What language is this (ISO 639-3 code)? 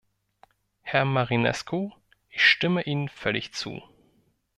deu